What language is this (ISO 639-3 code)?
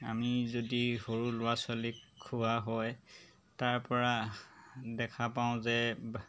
asm